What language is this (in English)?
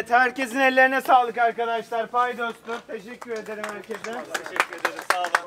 Turkish